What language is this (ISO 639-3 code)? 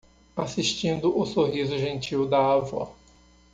por